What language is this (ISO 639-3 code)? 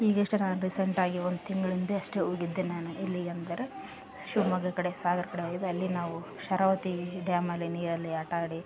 kan